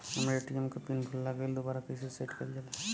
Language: Bhojpuri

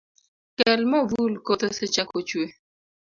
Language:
Luo (Kenya and Tanzania)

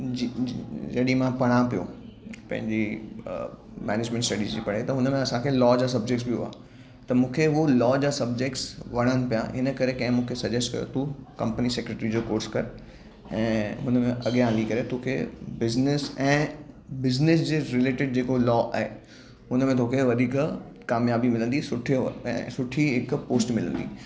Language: Sindhi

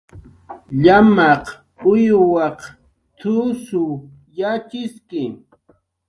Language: Jaqaru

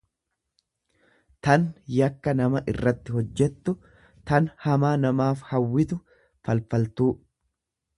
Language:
Oromo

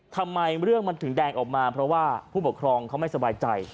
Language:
Thai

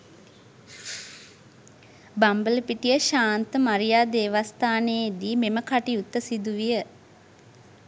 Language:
Sinhala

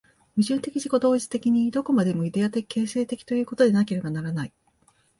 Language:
Japanese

